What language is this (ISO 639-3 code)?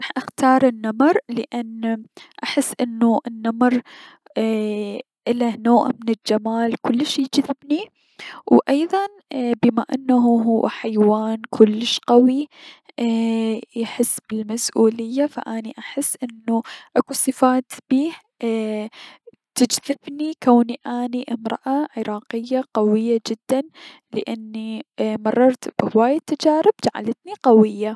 acm